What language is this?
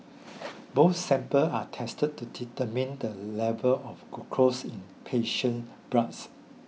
English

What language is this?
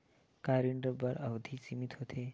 Chhattisgarhi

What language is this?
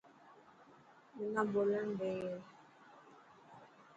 Dhatki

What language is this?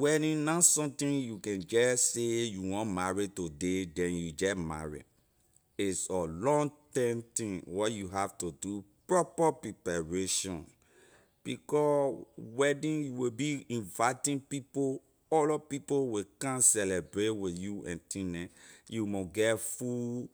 Liberian English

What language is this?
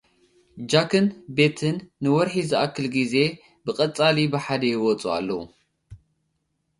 Tigrinya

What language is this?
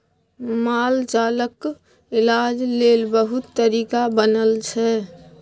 Maithili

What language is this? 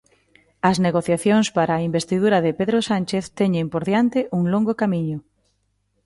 Galician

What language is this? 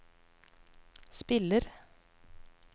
Norwegian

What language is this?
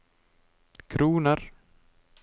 Norwegian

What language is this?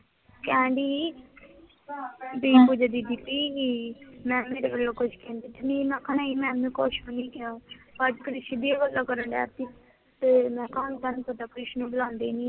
Punjabi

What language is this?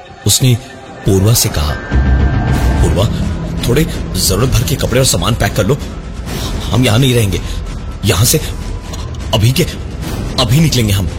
Hindi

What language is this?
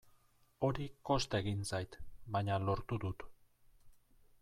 Basque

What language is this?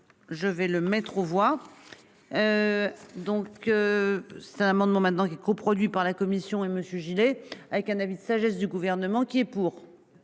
French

